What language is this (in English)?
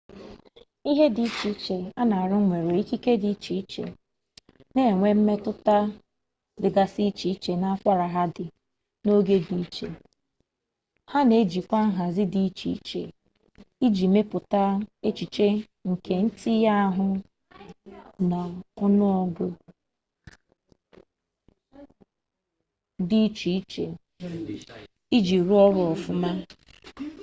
Igbo